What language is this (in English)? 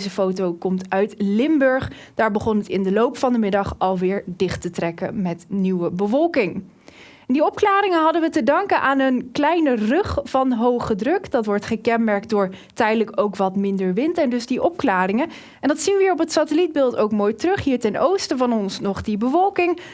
Dutch